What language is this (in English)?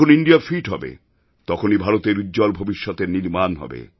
Bangla